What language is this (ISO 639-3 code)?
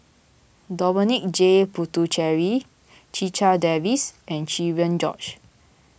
eng